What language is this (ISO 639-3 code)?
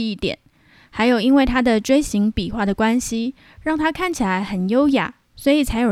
zho